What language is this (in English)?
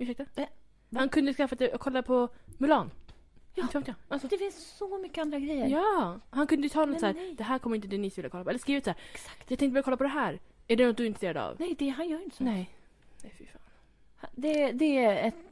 Swedish